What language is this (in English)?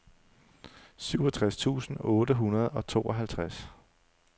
Danish